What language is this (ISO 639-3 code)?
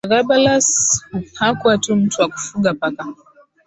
swa